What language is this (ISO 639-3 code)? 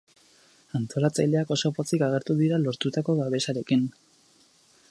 eus